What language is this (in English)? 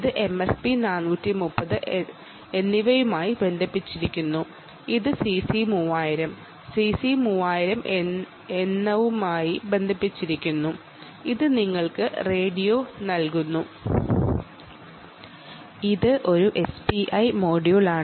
Malayalam